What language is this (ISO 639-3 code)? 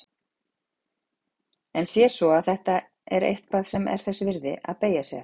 isl